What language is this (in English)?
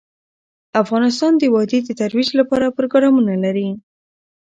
Pashto